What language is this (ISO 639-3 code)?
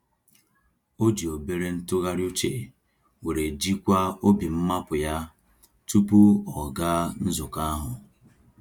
ibo